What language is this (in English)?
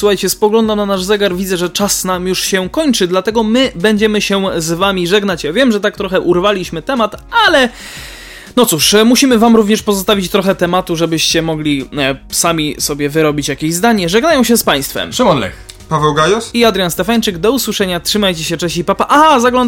Polish